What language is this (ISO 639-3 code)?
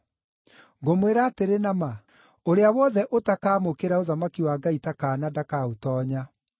kik